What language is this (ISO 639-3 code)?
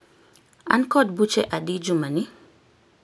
luo